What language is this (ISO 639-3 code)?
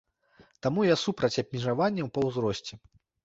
bel